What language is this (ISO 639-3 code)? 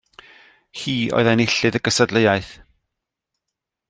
cym